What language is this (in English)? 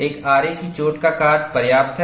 Hindi